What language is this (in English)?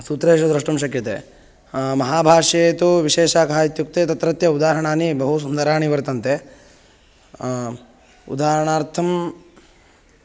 Sanskrit